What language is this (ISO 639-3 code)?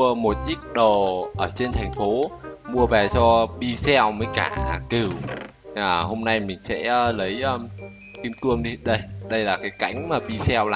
vie